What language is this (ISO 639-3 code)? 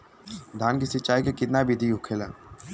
bho